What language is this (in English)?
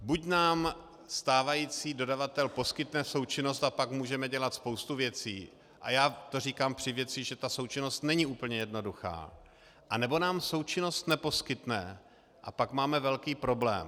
Czech